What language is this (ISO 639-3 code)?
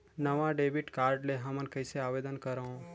hne